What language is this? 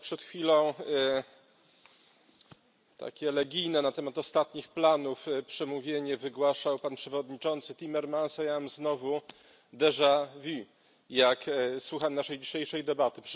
Polish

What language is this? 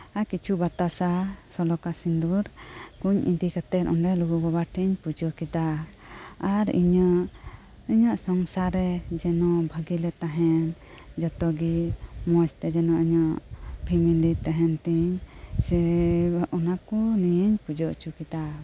Santali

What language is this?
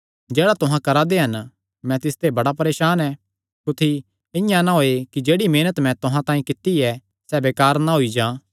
Kangri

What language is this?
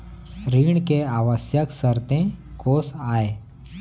Chhattisgarhi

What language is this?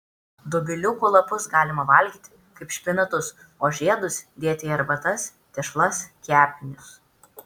Lithuanian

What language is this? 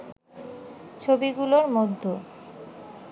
Bangla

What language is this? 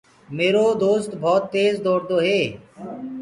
Gurgula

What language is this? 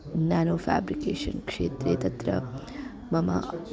Sanskrit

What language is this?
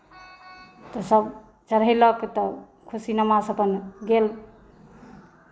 Maithili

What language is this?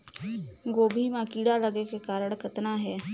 Chhattisgarhi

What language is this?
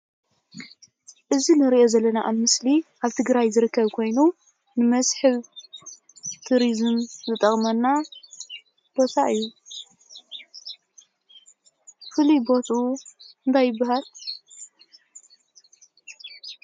Tigrinya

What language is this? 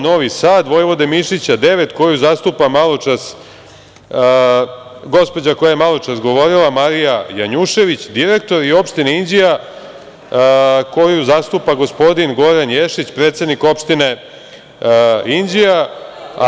Serbian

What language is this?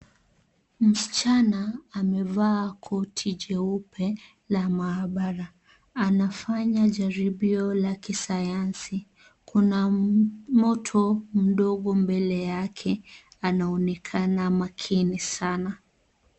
Swahili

